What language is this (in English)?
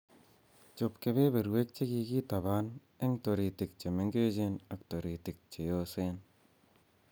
Kalenjin